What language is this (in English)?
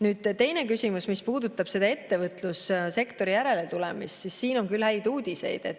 Estonian